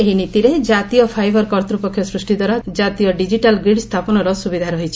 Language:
Odia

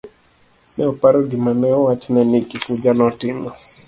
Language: Luo (Kenya and Tanzania)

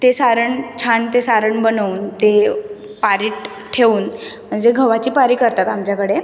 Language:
Marathi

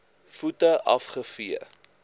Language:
Afrikaans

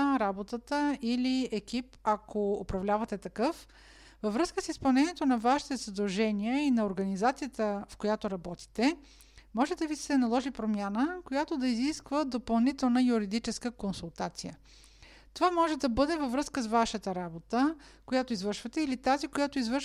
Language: Bulgarian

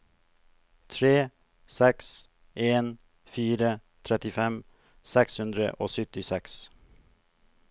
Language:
Norwegian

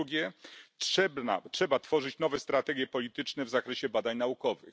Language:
Polish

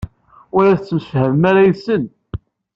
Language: Kabyle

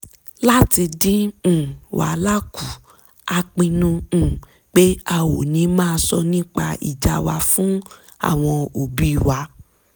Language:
Yoruba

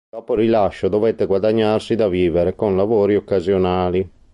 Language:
Italian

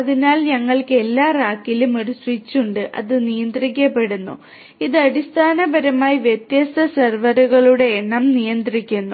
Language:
Malayalam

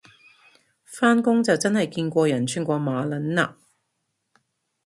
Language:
Cantonese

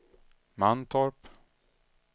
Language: Swedish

